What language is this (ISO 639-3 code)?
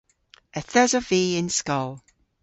cor